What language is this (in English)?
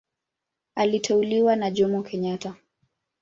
Swahili